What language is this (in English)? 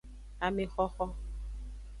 Aja (Benin)